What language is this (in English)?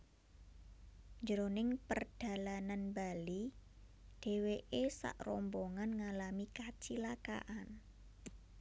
Javanese